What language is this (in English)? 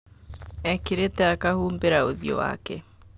Kikuyu